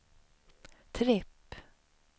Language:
Swedish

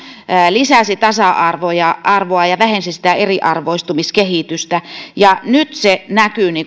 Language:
Finnish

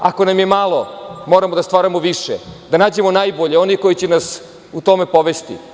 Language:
Serbian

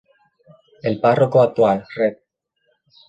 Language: Spanish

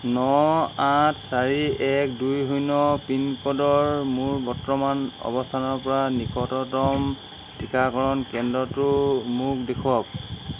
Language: Assamese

